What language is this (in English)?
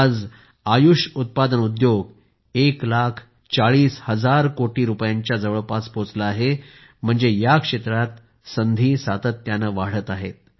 Marathi